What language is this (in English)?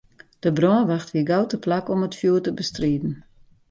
Western Frisian